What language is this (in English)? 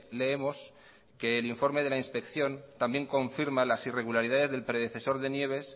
Spanish